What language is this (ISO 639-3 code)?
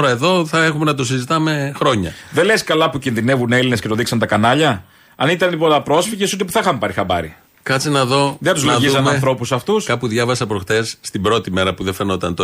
ell